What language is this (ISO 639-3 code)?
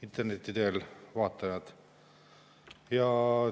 est